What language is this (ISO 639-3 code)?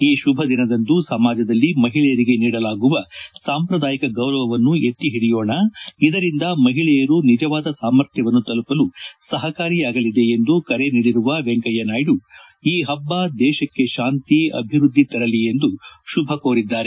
kan